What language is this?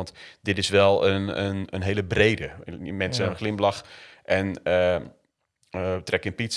Dutch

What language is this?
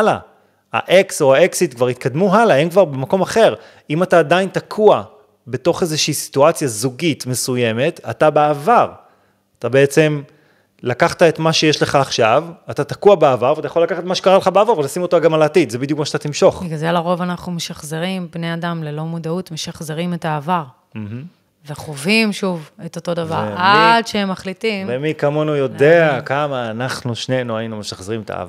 Hebrew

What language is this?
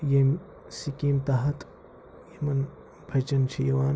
Kashmiri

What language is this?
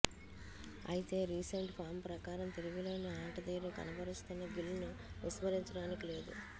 Telugu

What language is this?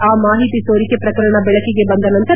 Kannada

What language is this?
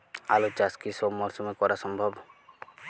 Bangla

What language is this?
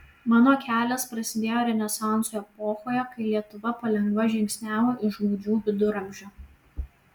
Lithuanian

